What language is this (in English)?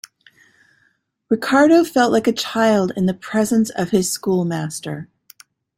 English